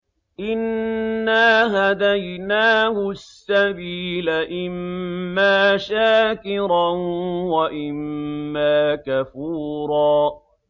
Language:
Arabic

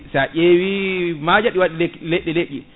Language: Fula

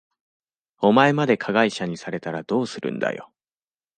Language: Japanese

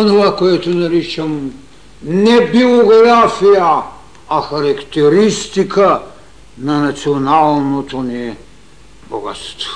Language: Bulgarian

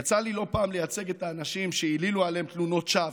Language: Hebrew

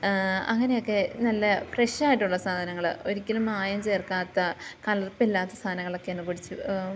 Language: Malayalam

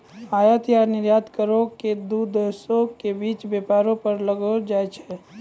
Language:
Maithili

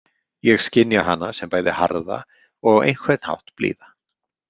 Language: Icelandic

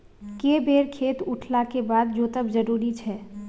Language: Maithili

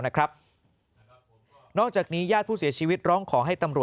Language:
Thai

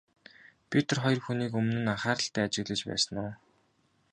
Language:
Mongolian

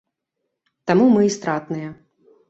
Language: Belarusian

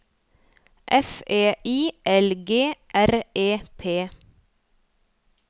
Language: Norwegian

